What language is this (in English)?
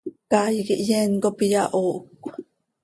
Seri